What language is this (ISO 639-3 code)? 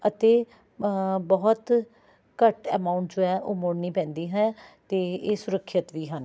pan